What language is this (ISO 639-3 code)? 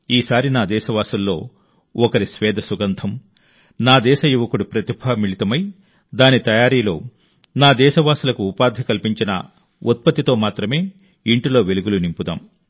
tel